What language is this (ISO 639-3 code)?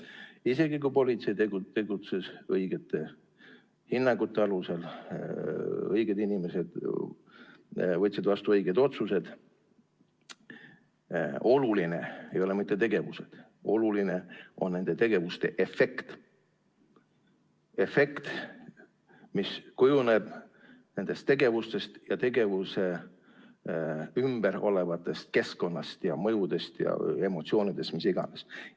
est